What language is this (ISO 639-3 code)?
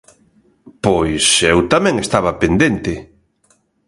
glg